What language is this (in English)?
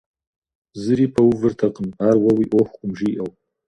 Kabardian